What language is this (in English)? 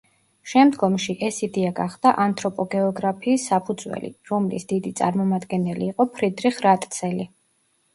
Georgian